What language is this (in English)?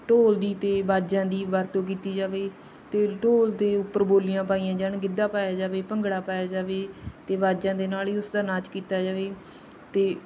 Punjabi